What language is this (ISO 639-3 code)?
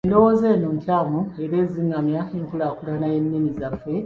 lug